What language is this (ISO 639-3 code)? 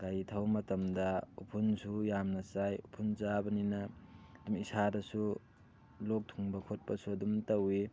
mni